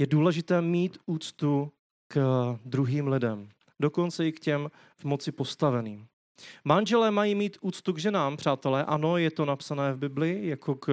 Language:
Czech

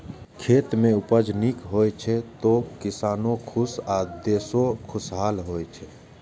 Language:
Maithili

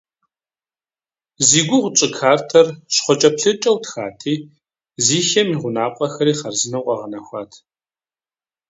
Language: Kabardian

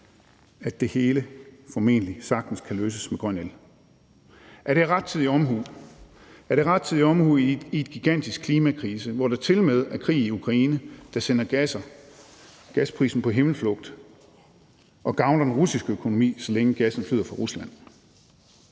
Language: Danish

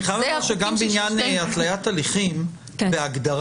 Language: Hebrew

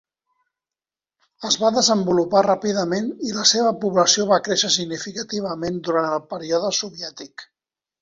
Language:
Catalan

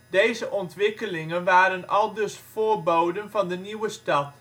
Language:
Dutch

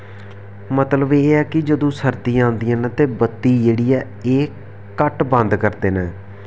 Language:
Dogri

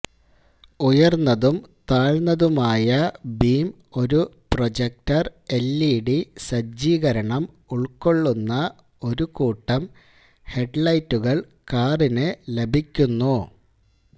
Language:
Malayalam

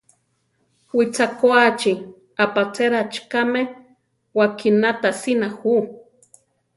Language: Central Tarahumara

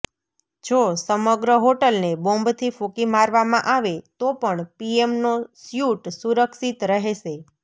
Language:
Gujarati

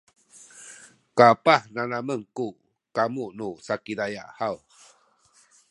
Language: Sakizaya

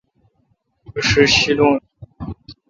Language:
Kalkoti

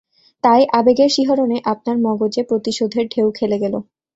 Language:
Bangla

